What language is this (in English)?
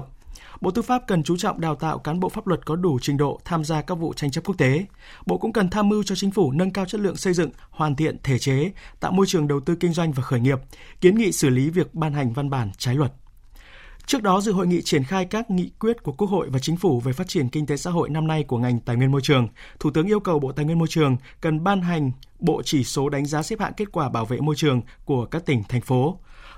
Vietnamese